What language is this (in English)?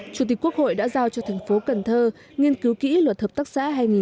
Vietnamese